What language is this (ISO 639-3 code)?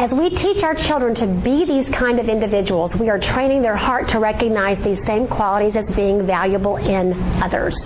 eng